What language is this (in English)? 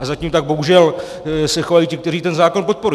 Czech